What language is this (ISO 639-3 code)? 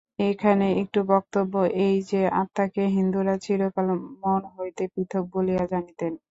ben